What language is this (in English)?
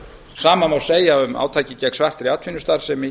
Icelandic